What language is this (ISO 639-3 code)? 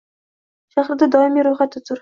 uzb